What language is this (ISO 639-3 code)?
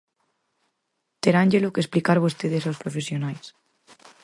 glg